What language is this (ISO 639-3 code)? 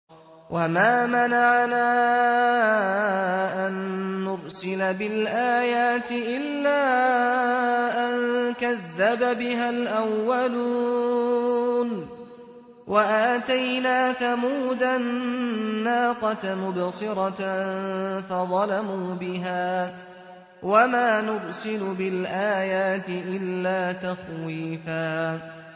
ara